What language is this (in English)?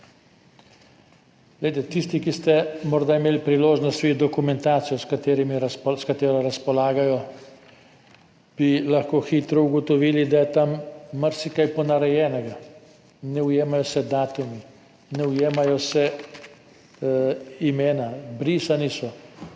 Slovenian